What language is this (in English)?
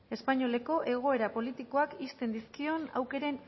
Basque